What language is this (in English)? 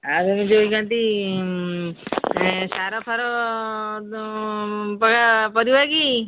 Odia